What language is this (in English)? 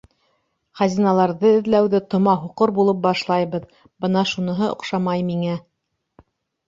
Bashkir